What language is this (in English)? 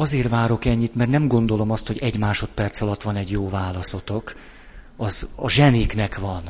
Hungarian